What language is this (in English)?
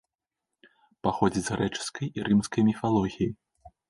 Belarusian